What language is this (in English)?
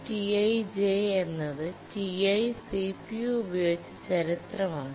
Malayalam